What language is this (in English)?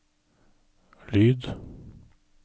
Norwegian